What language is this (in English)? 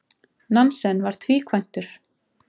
Icelandic